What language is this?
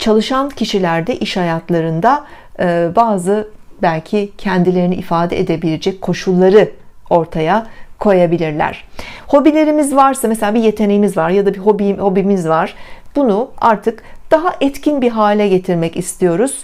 Turkish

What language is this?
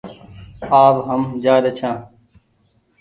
Goaria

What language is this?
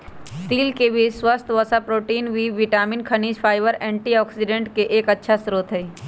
Magahi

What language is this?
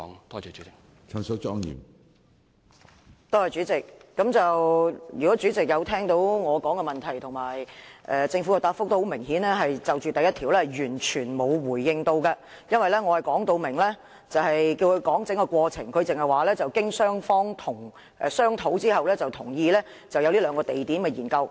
Cantonese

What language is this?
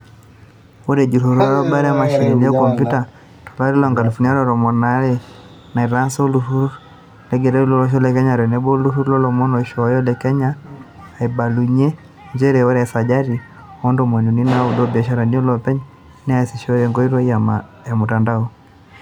Masai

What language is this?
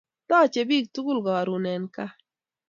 Kalenjin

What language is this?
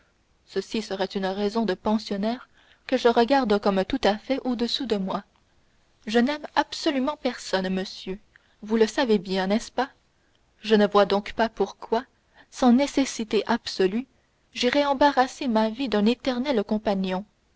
French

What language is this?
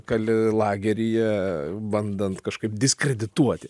Lithuanian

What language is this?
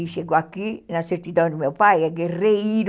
Portuguese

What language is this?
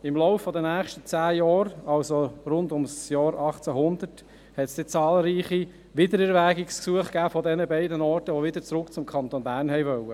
Swiss German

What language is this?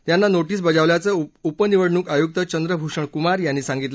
Marathi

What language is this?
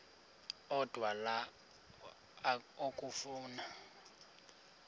Xhosa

